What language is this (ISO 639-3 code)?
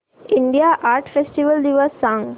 mar